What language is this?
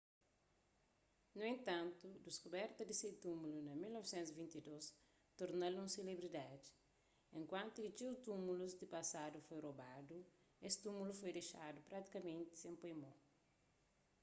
Kabuverdianu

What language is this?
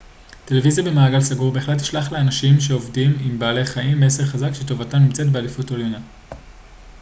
Hebrew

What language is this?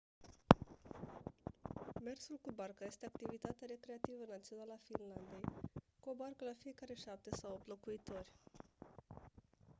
Romanian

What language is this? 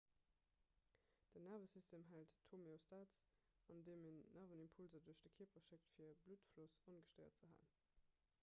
Luxembourgish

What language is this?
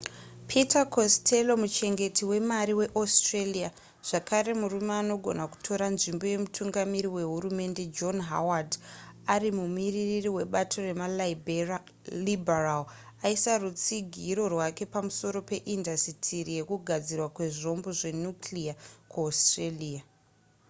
Shona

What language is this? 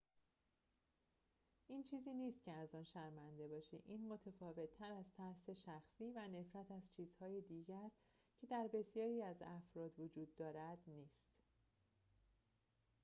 Persian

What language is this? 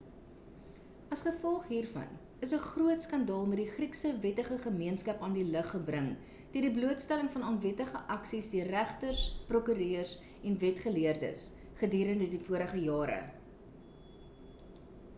Afrikaans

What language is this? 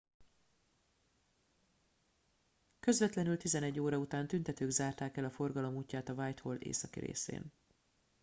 Hungarian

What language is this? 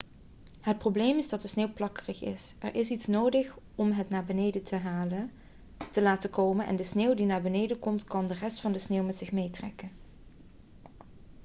Dutch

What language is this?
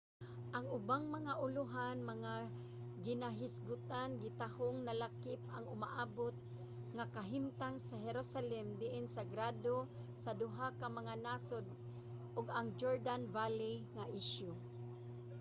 Cebuano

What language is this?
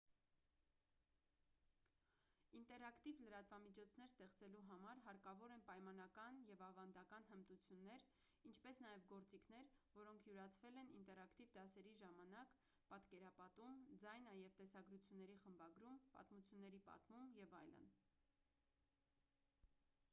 Armenian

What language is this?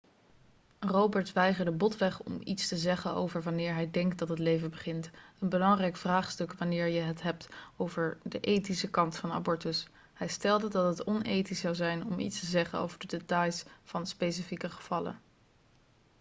Dutch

